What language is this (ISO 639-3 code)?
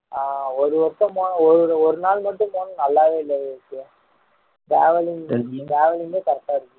tam